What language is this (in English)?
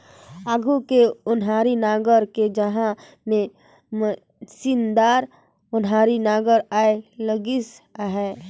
Chhattisgarhi